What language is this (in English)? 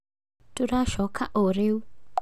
Kikuyu